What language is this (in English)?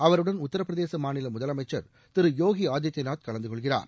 Tamil